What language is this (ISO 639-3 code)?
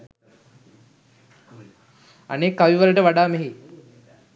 sin